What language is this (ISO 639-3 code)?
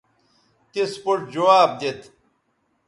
btv